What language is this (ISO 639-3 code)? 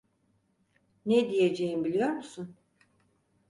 tur